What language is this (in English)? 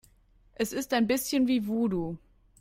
German